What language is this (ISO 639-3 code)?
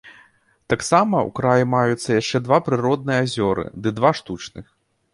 bel